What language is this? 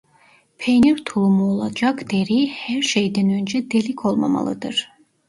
Turkish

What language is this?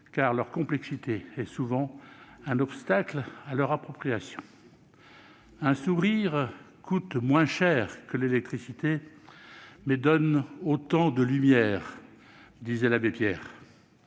French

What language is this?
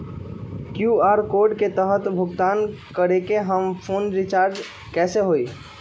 Magahi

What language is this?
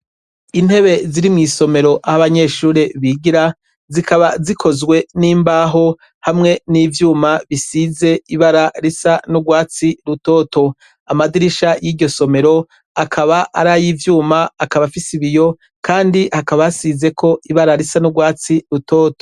Rundi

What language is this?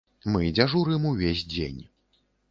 Belarusian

